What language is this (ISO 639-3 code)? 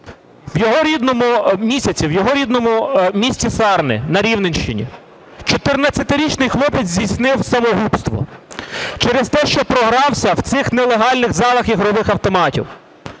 ukr